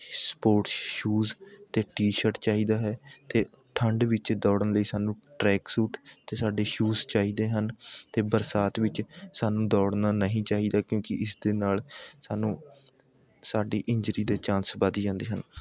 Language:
Punjabi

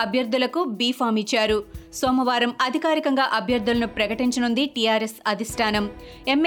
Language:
Telugu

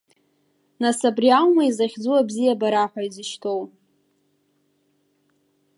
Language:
Abkhazian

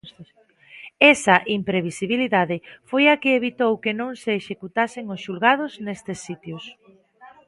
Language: Galician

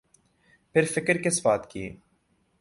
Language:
Urdu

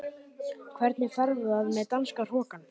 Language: Icelandic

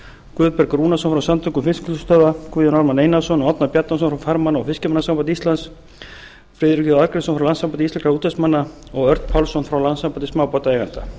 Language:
Icelandic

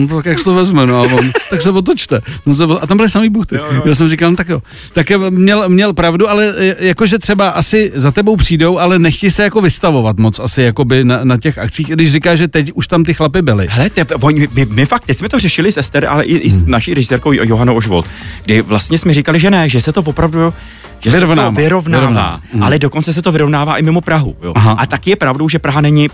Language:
Czech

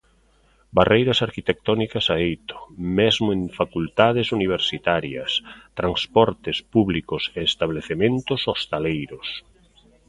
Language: Galician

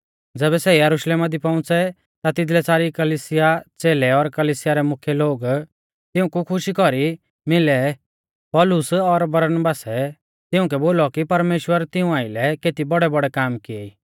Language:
Mahasu Pahari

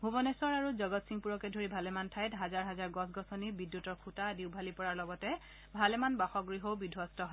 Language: Assamese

